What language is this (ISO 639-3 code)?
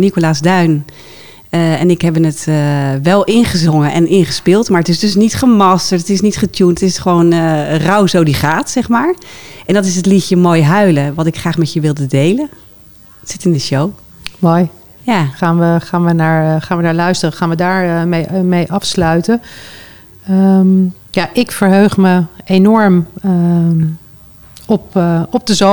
nld